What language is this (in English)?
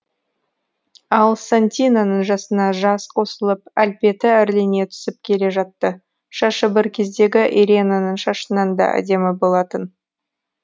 Kazakh